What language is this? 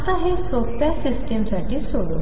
Marathi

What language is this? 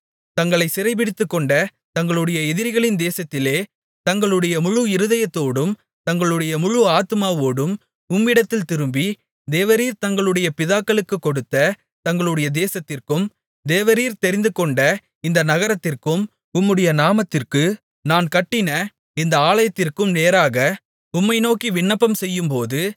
Tamil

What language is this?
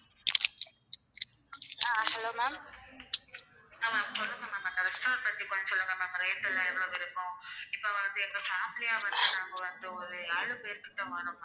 Tamil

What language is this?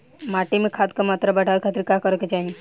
Bhojpuri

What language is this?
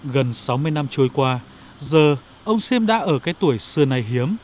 Vietnamese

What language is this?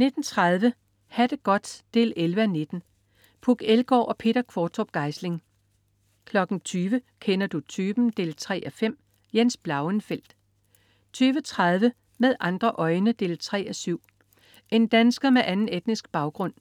Danish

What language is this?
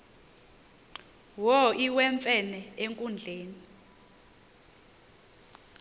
Xhosa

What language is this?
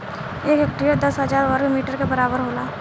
Bhojpuri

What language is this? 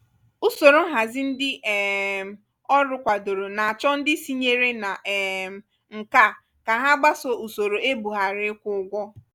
Igbo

